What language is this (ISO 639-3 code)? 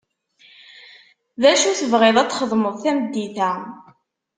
kab